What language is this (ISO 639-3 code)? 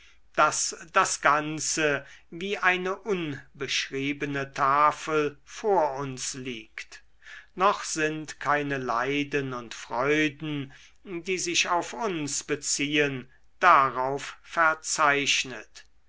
deu